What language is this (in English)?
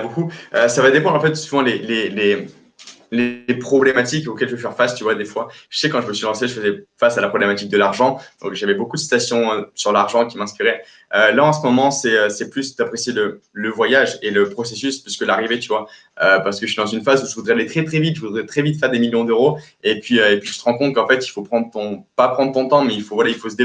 French